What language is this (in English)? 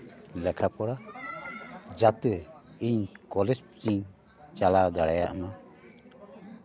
Santali